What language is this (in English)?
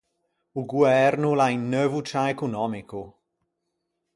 Ligurian